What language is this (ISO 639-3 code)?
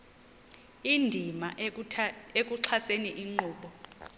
xho